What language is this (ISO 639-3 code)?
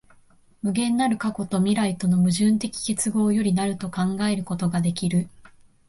jpn